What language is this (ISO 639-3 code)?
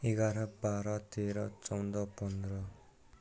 nep